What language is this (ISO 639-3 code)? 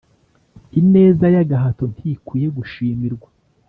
kin